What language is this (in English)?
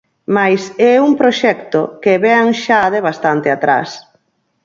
Galician